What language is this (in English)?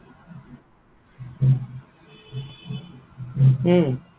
Assamese